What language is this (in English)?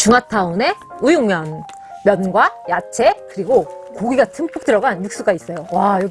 Korean